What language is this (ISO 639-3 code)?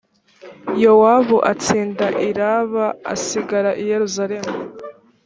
kin